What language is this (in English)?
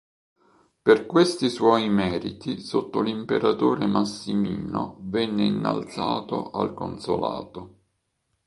Italian